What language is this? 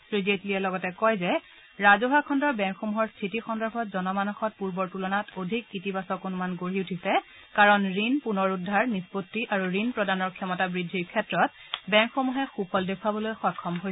Assamese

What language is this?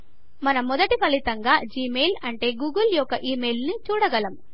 Telugu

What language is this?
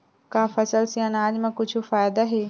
Chhattisgarhi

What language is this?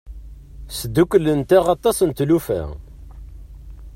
Kabyle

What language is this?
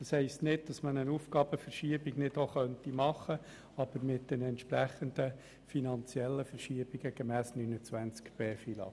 Swiss German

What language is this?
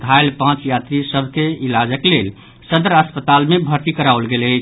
Maithili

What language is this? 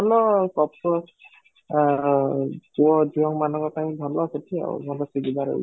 Odia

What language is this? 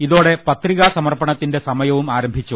Malayalam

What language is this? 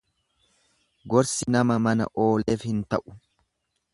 Oromo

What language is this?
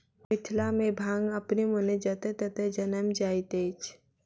Maithili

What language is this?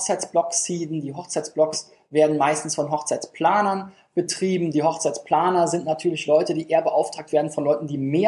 German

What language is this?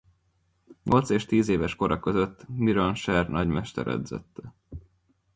Hungarian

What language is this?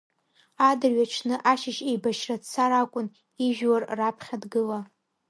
Abkhazian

